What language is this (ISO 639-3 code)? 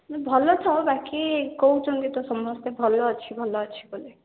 ori